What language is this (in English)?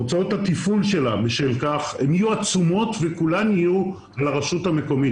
Hebrew